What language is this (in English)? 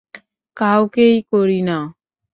Bangla